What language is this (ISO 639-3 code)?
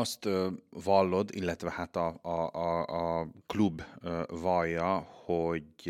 hun